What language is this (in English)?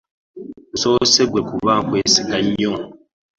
Ganda